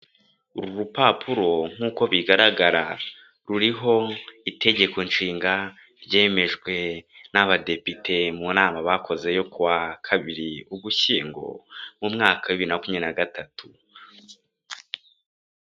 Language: Kinyarwanda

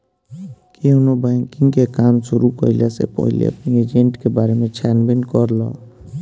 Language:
Bhojpuri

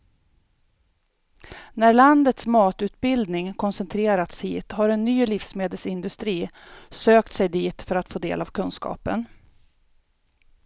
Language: Swedish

